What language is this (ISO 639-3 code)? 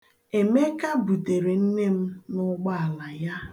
ibo